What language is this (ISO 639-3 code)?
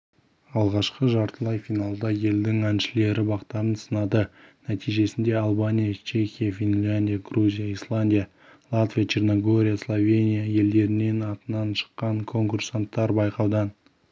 kaz